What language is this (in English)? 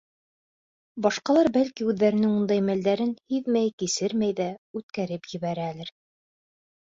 Bashkir